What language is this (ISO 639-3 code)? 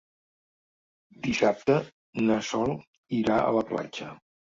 cat